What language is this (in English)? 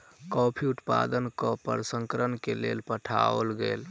Maithili